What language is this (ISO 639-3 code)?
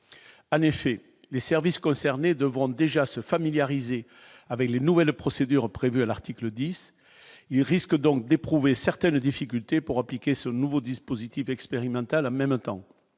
fra